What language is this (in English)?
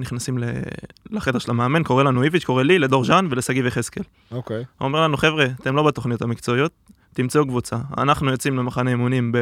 Hebrew